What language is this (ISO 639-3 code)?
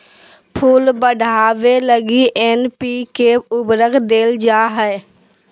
mag